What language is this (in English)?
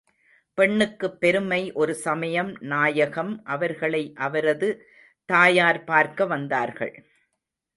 Tamil